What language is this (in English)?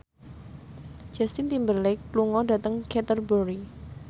Javanese